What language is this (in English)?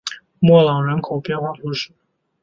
Chinese